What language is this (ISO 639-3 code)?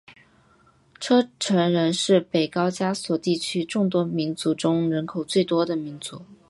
zho